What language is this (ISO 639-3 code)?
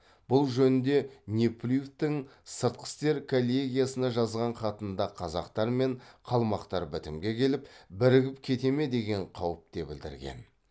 kaz